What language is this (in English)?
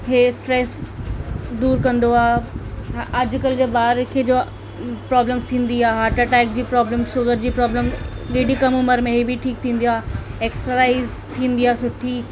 Sindhi